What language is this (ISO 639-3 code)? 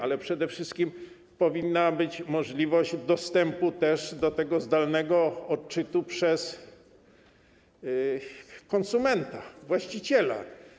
pol